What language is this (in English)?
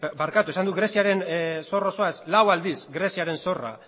Basque